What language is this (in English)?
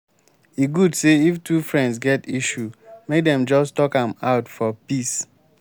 Nigerian Pidgin